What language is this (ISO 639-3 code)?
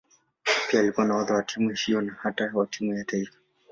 swa